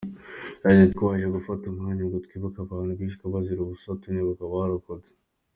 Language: Kinyarwanda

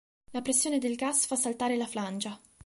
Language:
Italian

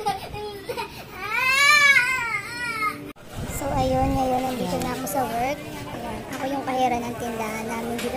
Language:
Filipino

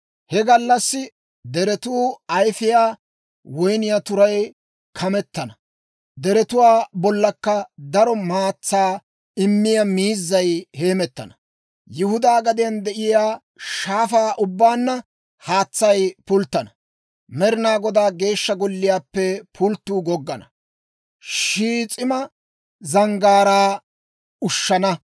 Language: Dawro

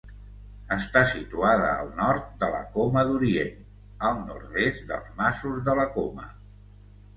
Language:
Catalan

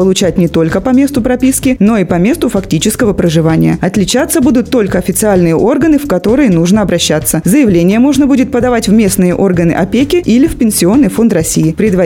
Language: Russian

